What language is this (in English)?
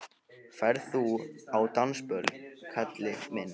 Icelandic